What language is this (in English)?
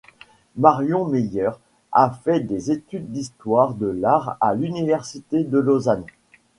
French